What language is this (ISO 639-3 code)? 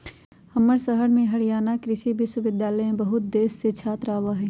mag